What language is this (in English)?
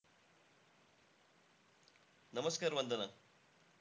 Marathi